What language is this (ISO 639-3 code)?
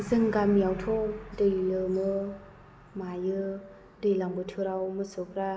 brx